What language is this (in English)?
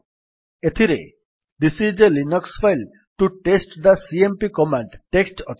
Odia